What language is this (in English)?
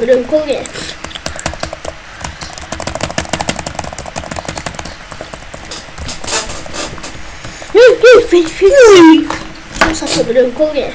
Turkish